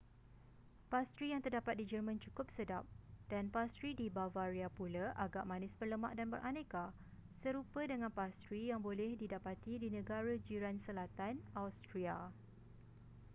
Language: Malay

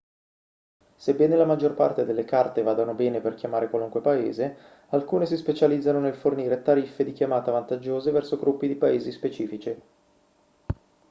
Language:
Italian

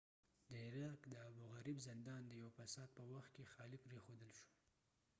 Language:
Pashto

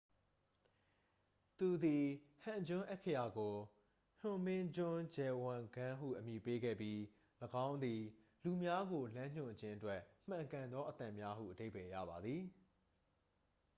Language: Burmese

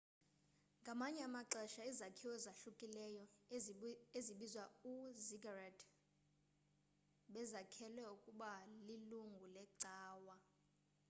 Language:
Xhosa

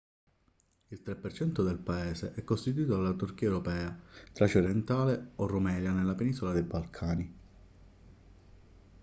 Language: Italian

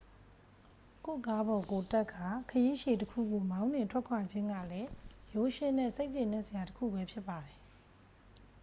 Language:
Burmese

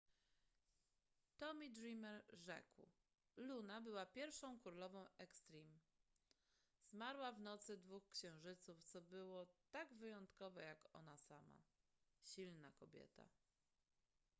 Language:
Polish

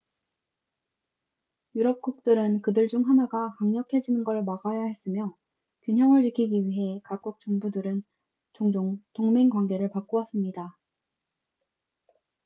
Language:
Korean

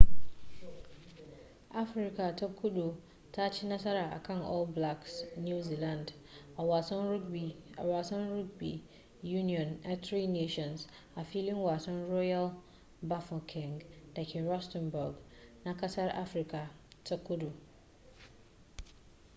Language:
Hausa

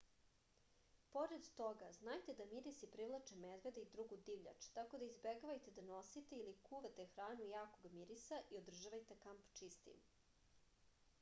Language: Serbian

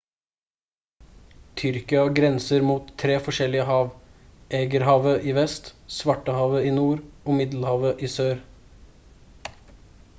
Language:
Norwegian Bokmål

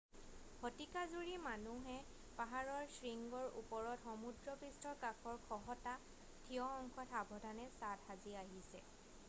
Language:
Assamese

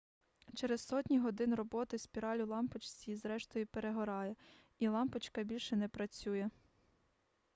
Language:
Ukrainian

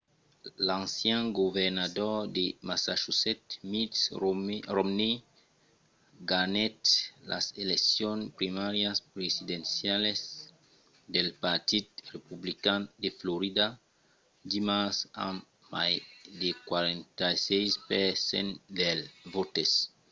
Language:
Occitan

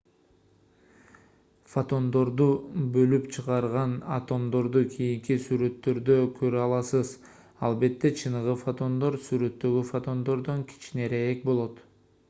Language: Kyrgyz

